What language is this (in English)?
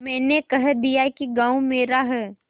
Hindi